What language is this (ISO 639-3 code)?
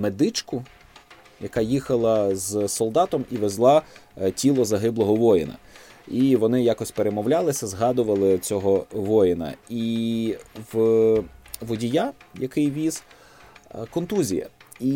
ukr